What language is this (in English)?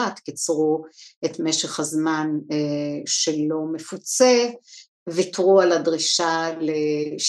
Hebrew